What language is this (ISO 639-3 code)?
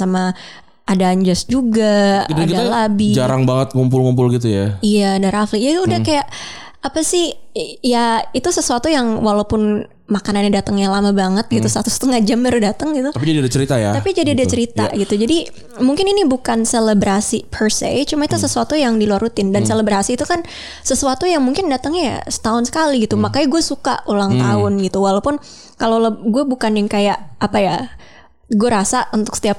ind